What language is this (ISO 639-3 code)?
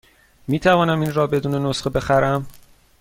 fas